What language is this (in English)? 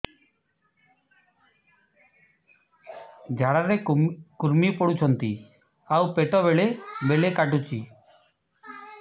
Odia